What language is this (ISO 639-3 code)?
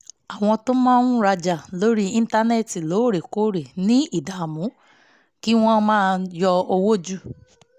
yor